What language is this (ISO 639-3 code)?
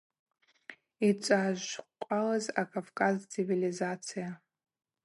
abq